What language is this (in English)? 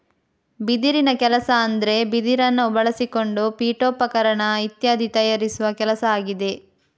Kannada